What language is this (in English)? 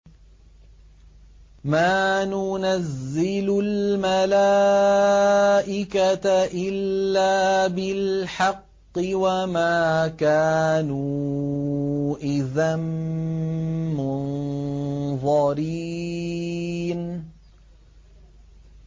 Arabic